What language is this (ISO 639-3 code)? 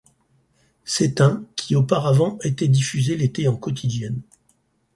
fra